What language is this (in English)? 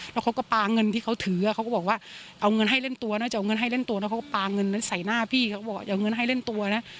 Thai